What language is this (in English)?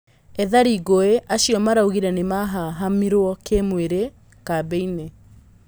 Kikuyu